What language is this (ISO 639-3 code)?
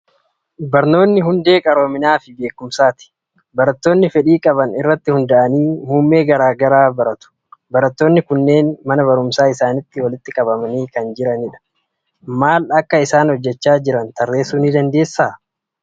orm